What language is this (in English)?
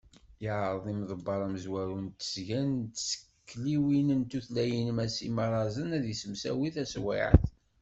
Kabyle